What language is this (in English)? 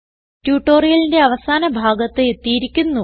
Malayalam